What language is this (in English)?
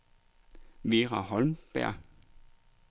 Danish